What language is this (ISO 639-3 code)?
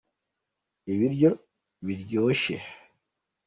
kin